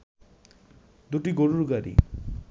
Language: Bangla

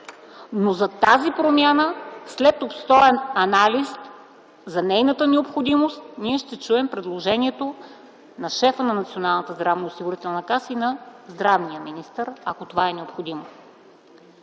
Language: Bulgarian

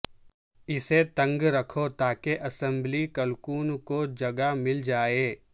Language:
Urdu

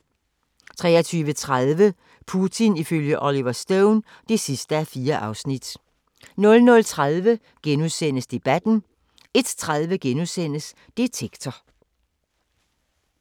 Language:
Danish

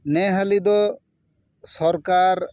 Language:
Santali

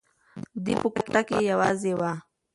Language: Pashto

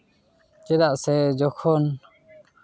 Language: Santali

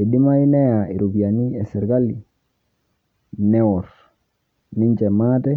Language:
Masai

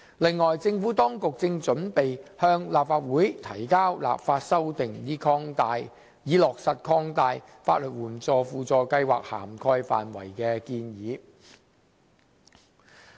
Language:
Cantonese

